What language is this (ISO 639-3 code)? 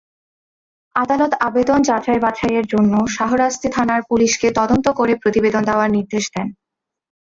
ben